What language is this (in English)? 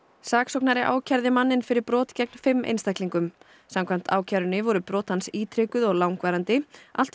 Icelandic